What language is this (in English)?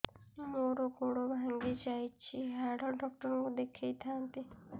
Odia